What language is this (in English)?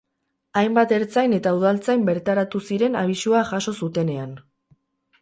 Basque